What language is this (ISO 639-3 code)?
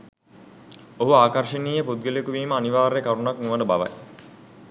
sin